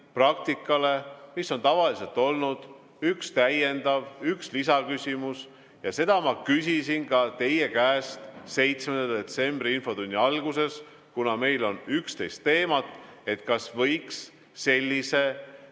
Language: Estonian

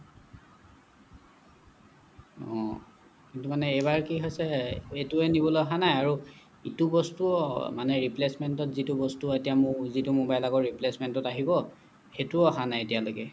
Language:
Assamese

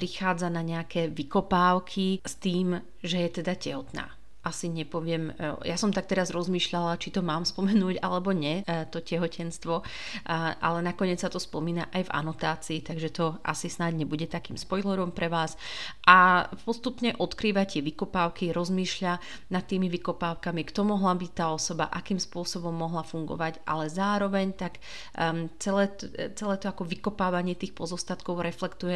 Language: Slovak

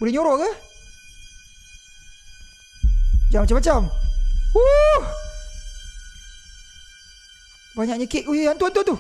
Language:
Malay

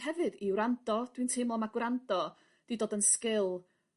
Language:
Welsh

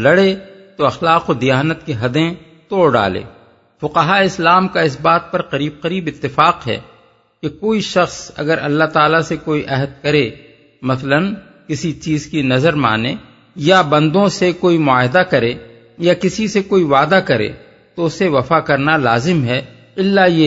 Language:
Urdu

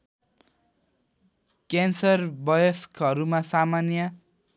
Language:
Nepali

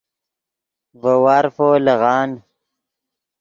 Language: Yidgha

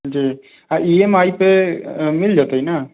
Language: Maithili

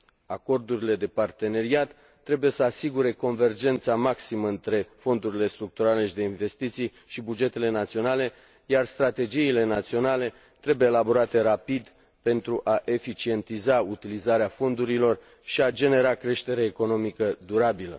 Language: Romanian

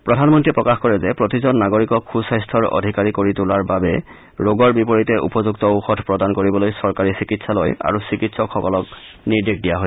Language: Assamese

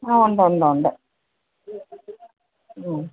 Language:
Malayalam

